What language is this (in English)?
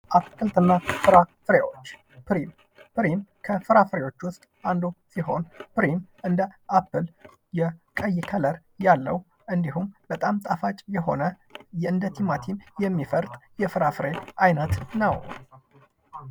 Amharic